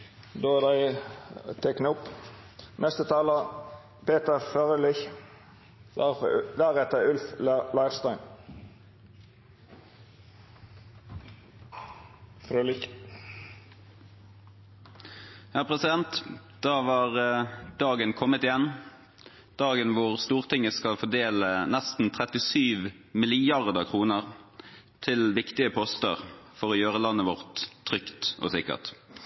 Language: Norwegian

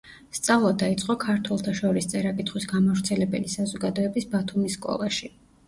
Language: Georgian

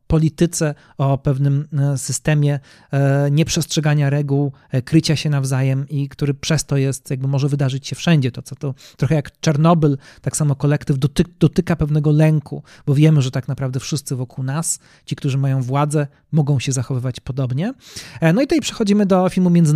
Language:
Polish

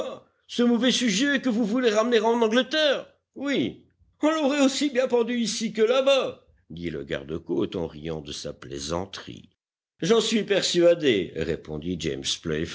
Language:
French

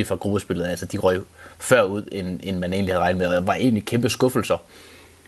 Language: Danish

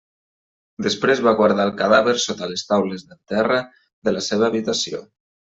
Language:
Catalan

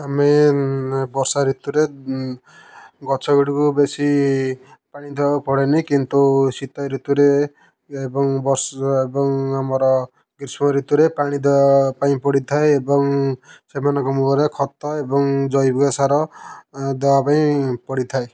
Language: Odia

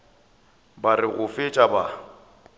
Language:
Northern Sotho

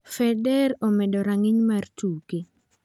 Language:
Luo (Kenya and Tanzania)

